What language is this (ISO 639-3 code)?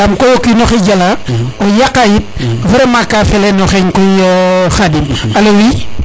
srr